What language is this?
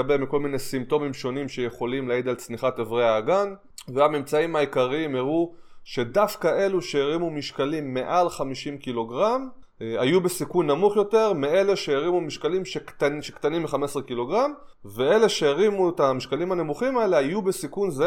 Hebrew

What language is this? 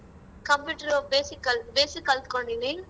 Kannada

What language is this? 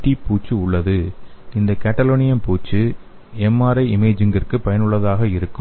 Tamil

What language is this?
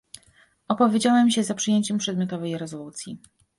Polish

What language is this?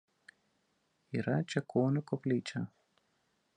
Lithuanian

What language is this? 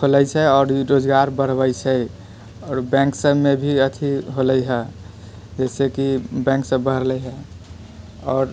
Maithili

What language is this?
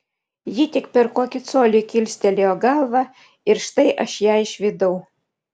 Lithuanian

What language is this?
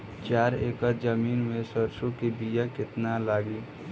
Bhojpuri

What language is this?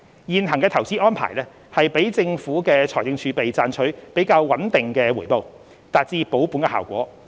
Cantonese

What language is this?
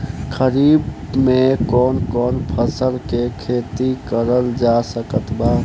Bhojpuri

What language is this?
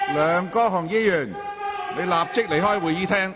Cantonese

